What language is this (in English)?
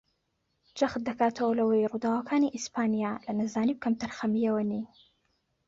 Central Kurdish